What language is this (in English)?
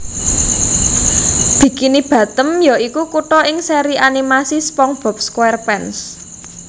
Javanese